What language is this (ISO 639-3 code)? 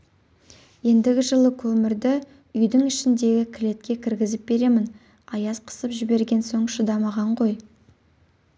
kaz